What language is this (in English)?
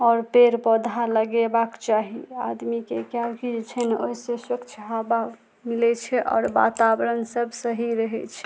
Maithili